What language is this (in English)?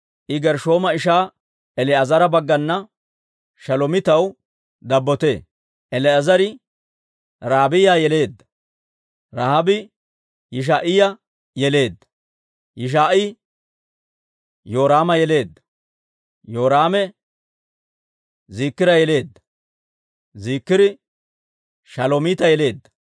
Dawro